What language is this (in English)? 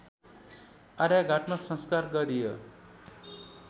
Nepali